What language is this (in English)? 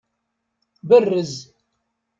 Kabyle